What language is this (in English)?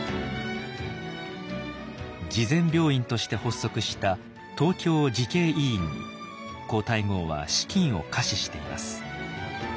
Japanese